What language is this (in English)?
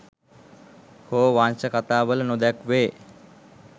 Sinhala